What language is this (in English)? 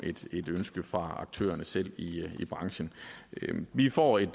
Danish